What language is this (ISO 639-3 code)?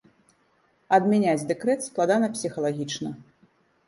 bel